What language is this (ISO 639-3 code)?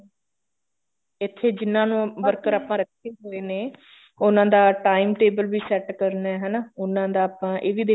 pan